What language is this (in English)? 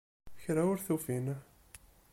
Kabyle